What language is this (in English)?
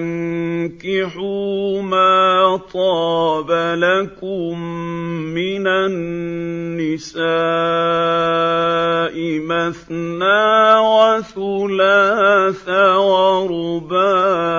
Arabic